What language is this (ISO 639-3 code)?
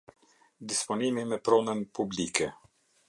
sqi